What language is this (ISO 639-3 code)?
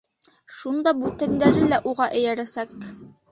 bak